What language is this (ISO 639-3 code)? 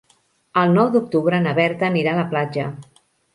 cat